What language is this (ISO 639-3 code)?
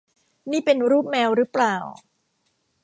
tha